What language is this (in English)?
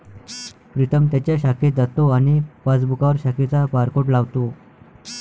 Marathi